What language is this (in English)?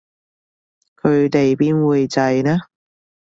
Cantonese